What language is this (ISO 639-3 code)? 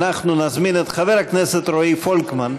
heb